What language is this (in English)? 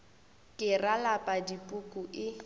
Northern Sotho